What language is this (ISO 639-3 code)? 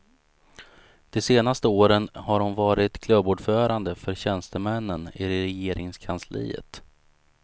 swe